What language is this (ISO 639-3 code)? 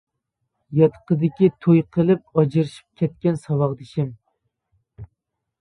uig